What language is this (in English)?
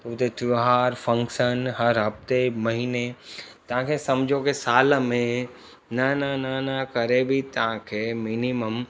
Sindhi